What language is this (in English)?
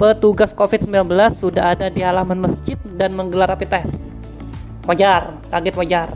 Indonesian